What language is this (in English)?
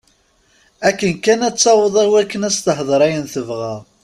Kabyle